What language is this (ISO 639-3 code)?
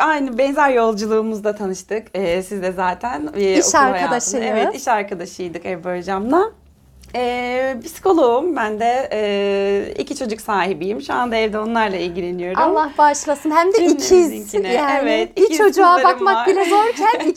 tur